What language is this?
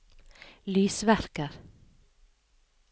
Norwegian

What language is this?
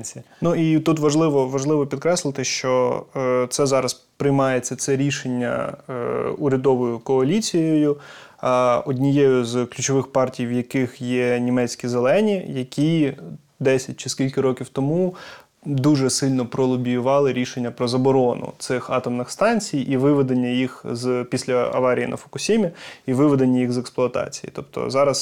Ukrainian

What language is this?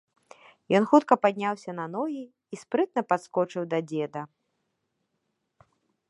Belarusian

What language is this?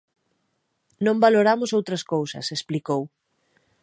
Galician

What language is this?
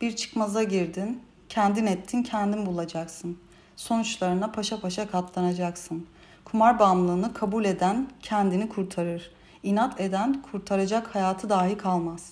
Turkish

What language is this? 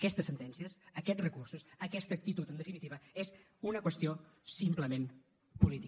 Catalan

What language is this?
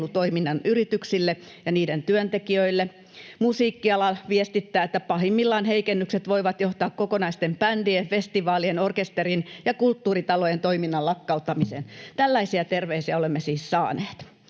Finnish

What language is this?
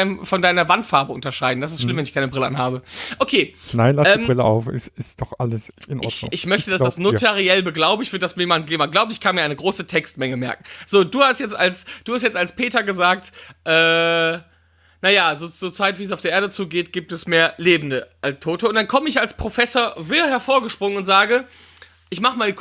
German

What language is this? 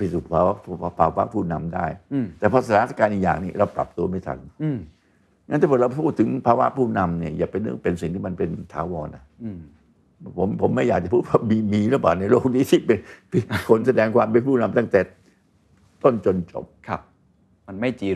Thai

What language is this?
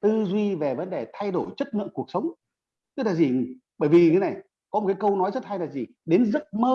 Vietnamese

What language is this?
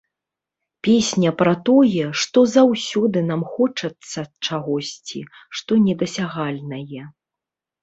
Belarusian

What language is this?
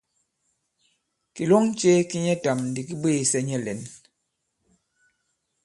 Bankon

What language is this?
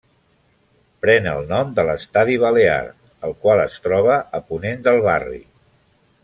Catalan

